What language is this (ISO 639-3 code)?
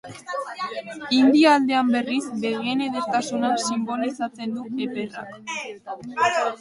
eus